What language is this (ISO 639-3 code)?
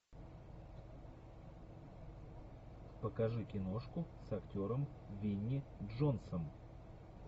rus